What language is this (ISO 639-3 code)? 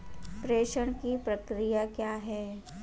hin